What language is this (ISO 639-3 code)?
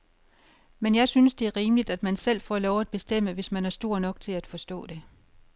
dan